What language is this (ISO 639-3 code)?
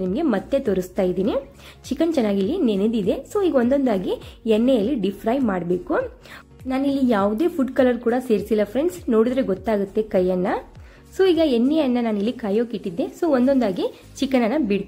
kan